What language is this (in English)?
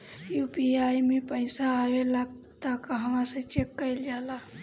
Bhojpuri